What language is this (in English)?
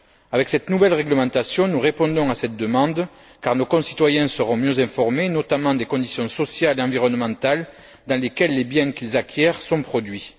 French